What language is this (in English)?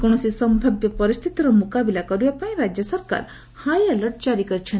Odia